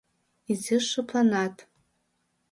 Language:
Mari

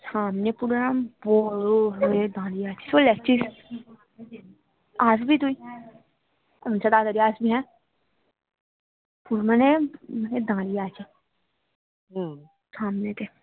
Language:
Bangla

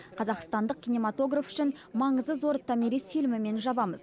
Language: Kazakh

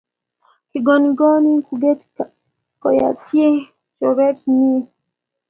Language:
Kalenjin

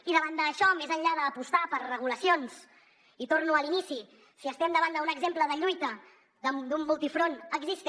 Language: Catalan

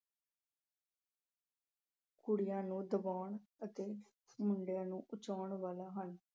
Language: Punjabi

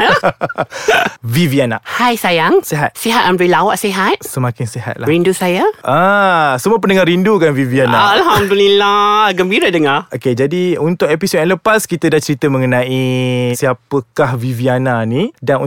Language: Malay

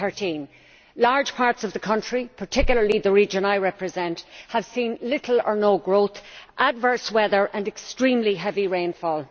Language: English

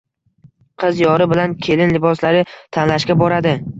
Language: Uzbek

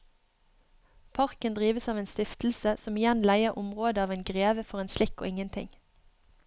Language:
Norwegian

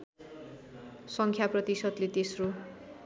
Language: Nepali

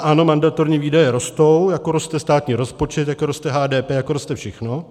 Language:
Czech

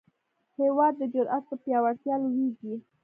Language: Pashto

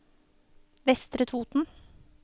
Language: Norwegian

